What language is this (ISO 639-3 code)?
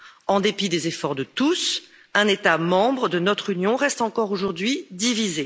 fra